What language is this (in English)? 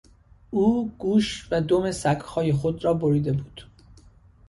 Persian